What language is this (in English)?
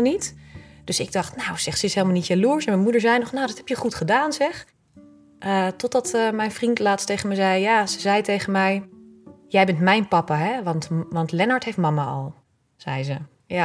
Dutch